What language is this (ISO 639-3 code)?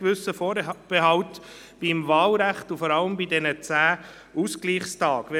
gsw